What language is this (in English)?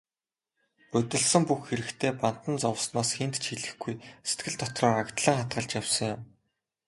Mongolian